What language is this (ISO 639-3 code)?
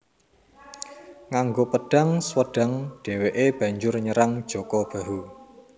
jav